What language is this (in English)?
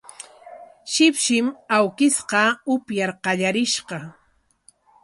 Corongo Ancash Quechua